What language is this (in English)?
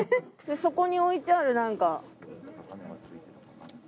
Japanese